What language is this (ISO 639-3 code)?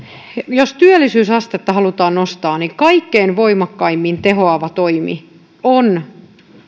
fin